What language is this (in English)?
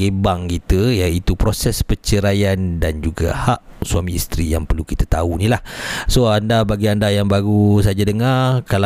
Malay